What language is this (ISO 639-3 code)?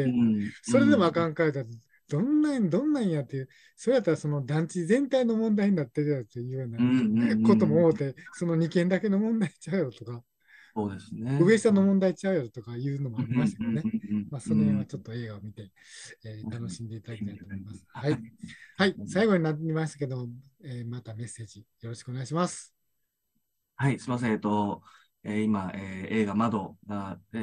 jpn